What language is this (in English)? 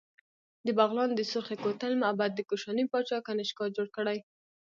Pashto